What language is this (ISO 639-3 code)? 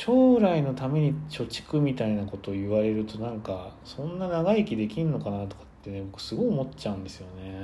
jpn